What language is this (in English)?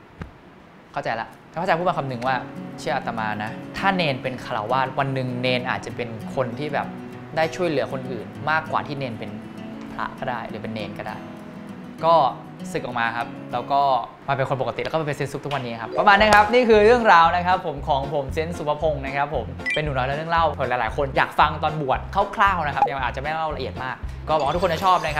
Thai